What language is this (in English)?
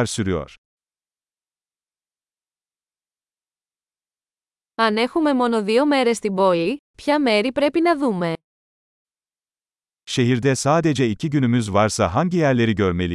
Greek